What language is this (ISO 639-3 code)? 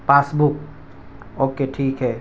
urd